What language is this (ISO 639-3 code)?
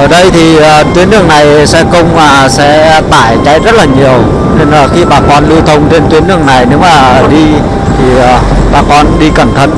vie